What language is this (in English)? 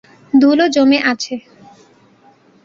Bangla